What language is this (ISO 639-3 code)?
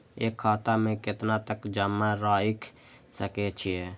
mai